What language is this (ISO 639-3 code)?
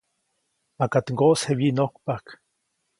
zoc